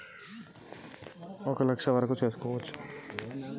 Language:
Telugu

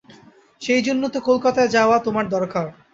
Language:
Bangla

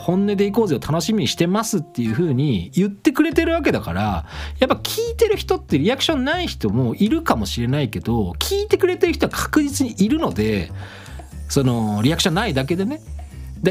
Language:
Japanese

